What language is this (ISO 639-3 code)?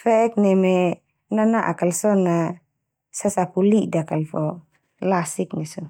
twu